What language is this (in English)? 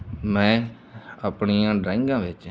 Punjabi